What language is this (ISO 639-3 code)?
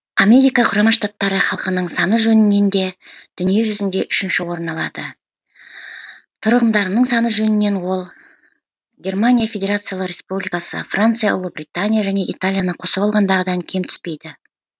kaz